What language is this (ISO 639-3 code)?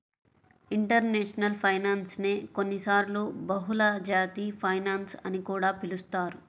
tel